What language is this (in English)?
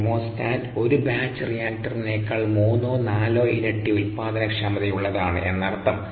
Malayalam